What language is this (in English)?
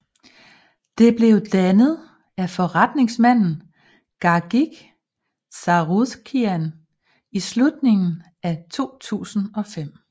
Danish